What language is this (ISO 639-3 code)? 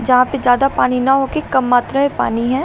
hin